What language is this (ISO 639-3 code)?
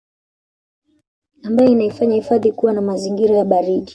swa